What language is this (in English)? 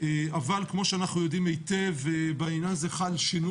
Hebrew